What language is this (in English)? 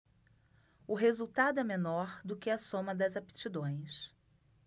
Portuguese